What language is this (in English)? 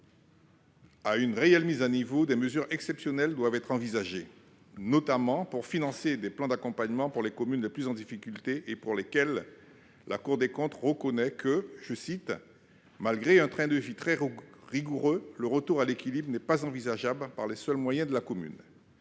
French